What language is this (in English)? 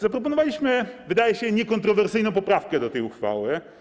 Polish